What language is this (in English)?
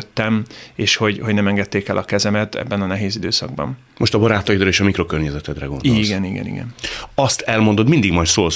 Hungarian